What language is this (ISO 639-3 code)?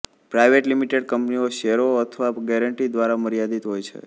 guj